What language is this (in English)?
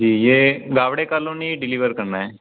Hindi